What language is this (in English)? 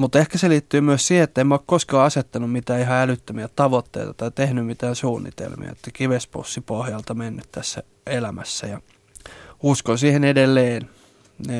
Finnish